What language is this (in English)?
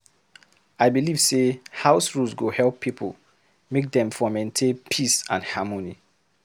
Nigerian Pidgin